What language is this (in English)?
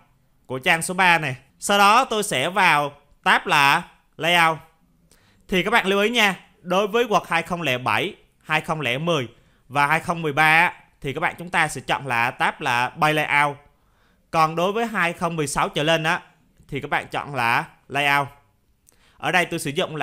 Vietnamese